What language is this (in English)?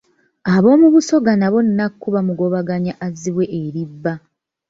Ganda